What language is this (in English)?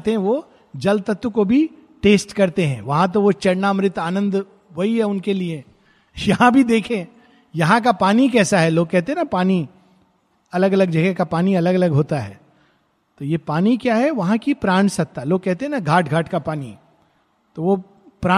Hindi